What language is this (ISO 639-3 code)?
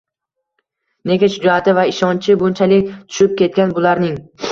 uzb